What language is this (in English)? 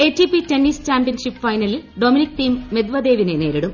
Malayalam